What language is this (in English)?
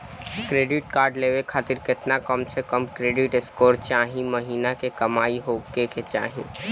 Bhojpuri